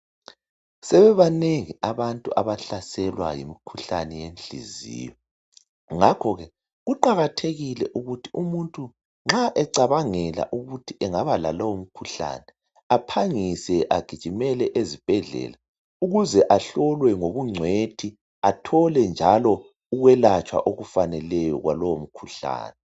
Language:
North Ndebele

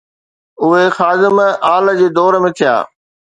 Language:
Sindhi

